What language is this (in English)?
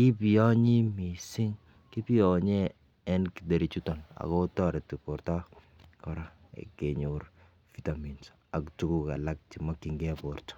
Kalenjin